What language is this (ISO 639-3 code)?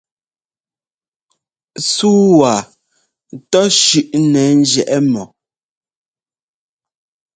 jgo